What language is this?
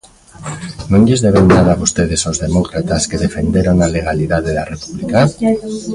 Galician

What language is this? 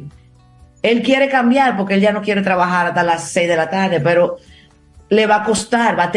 Spanish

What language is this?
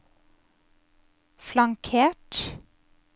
Norwegian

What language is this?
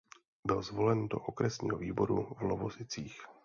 Czech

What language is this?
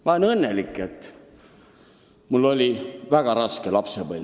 Estonian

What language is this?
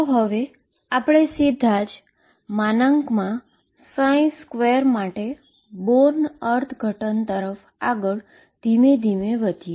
Gujarati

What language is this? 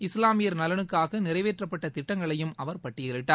Tamil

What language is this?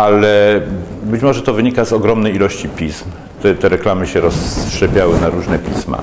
Polish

